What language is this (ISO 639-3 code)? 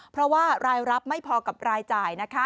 tha